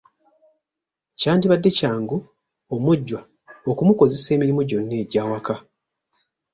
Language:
Ganda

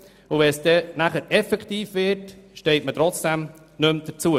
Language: Swiss German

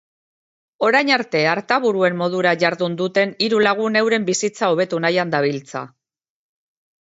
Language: Basque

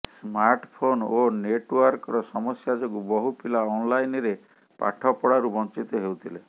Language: Odia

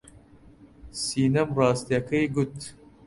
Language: Central Kurdish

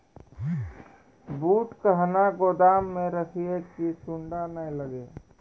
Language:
Maithili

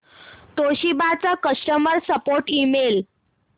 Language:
Marathi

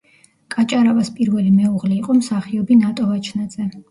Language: Georgian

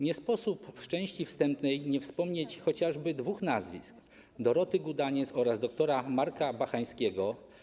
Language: Polish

